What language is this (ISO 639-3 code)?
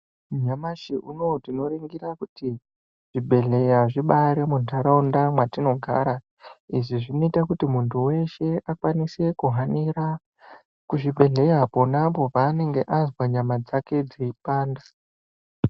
ndc